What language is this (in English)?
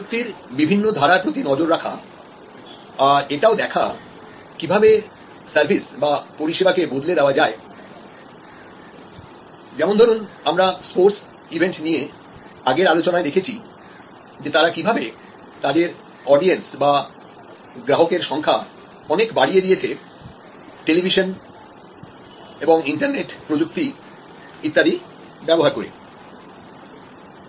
Bangla